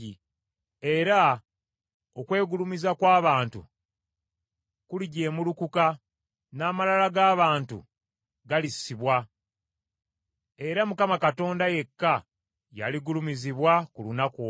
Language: Ganda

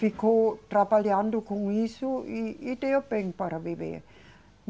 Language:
Portuguese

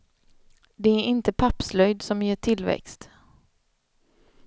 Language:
Swedish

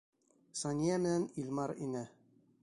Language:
Bashkir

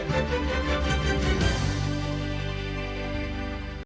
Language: Ukrainian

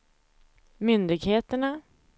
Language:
Swedish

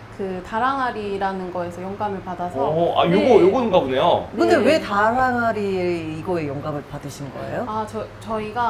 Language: Korean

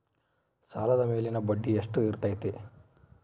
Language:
Kannada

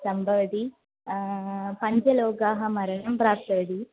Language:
Sanskrit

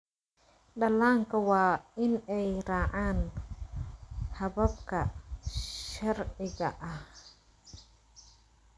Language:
Somali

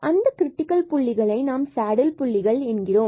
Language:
Tamil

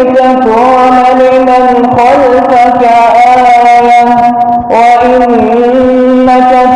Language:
Arabic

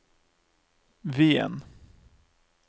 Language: Norwegian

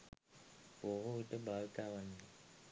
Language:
Sinhala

